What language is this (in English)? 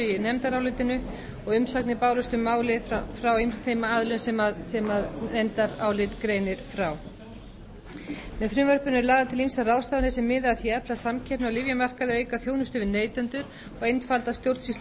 Icelandic